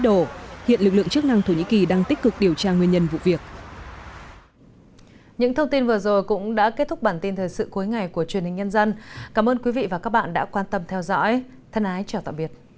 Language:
Vietnamese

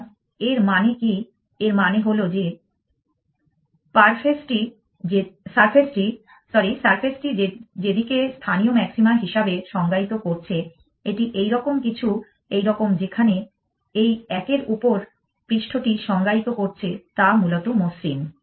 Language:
Bangla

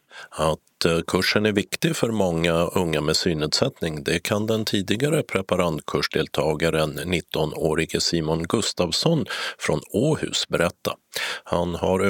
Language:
Swedish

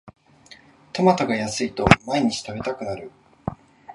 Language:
Japanese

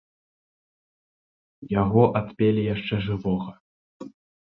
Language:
Belarusian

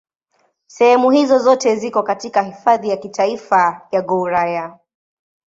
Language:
Swahili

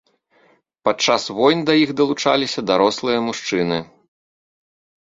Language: Belarusian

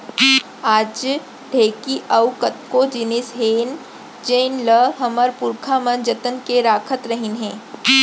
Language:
Chhattisgarhi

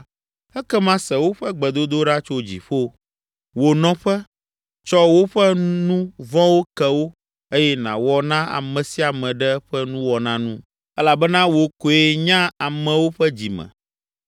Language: Ewe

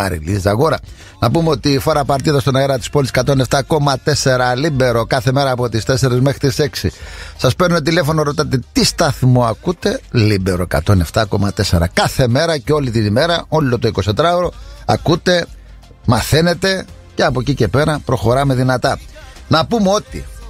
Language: Greek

